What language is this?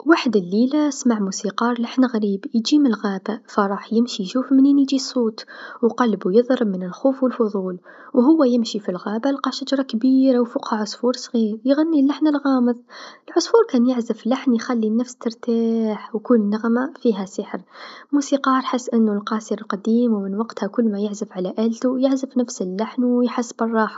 Tunisian Arabic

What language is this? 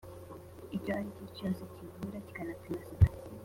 Kinyarwanda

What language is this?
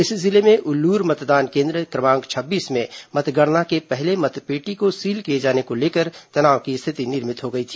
Hindi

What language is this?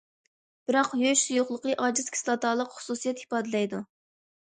Uyghur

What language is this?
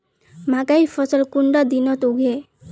Magahi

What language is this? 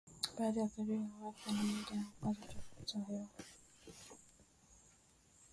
Swahili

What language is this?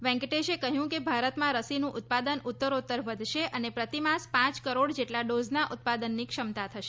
Gujarati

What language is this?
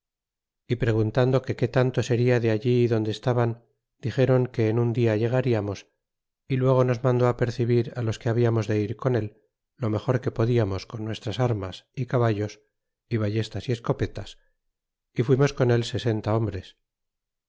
Spanish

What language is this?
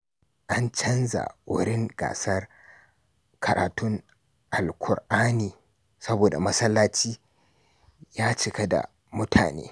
Hausa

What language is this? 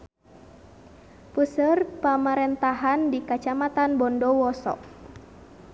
Sundanese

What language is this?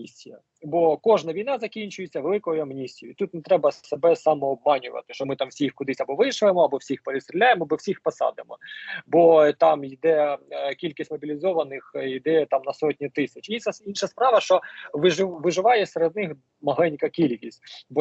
Ukrainian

